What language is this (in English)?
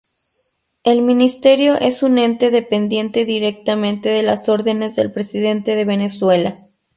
Spanish